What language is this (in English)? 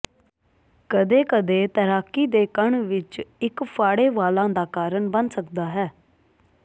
Punjabi